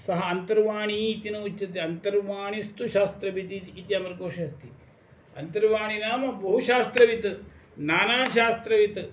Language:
Sanskrit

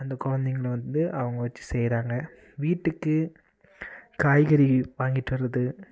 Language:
Tamil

